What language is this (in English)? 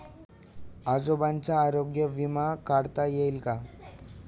Marathi